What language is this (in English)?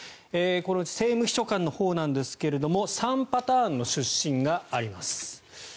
Japanese